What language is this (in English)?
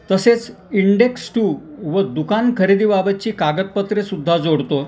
Marathi